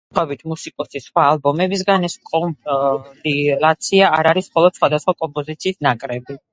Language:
Georgian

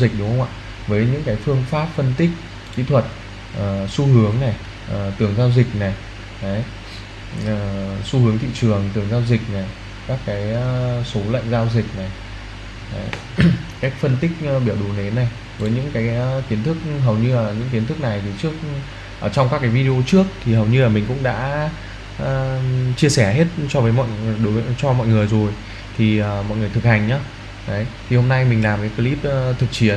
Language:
Vietnamese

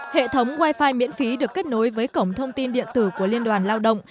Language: Vietnamese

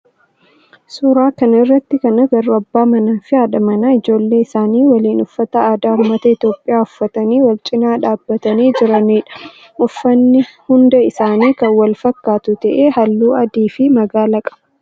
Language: Oromo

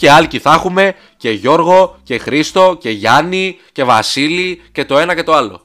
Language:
Greek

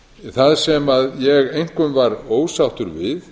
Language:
Icelandic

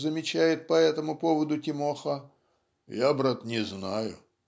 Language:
Russian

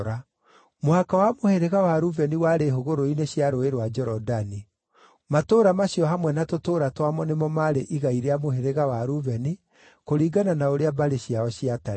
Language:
Kikuyu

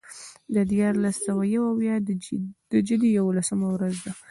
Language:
Pashto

